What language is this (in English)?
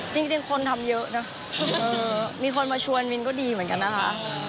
Thai